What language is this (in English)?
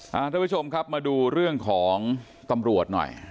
Thai